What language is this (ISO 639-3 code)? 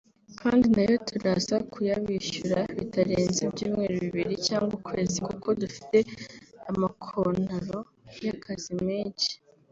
kin